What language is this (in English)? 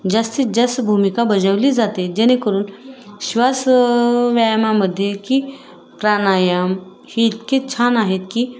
Marathi